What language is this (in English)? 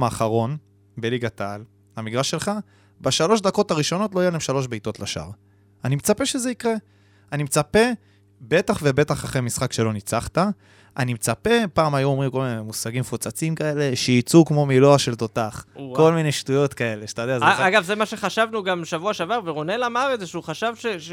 Hebrew